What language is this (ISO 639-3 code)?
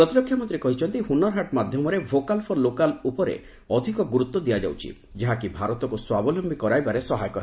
ori